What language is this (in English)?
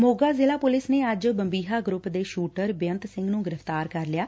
Punjabi